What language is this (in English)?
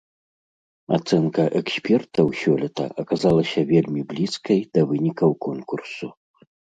Belarusian